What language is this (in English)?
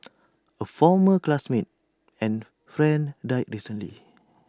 English